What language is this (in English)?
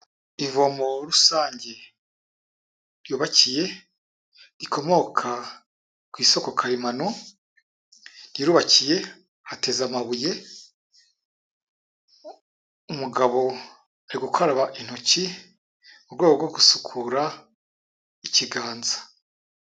Kinyarwanda